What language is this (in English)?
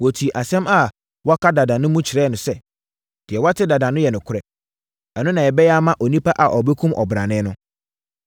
Akan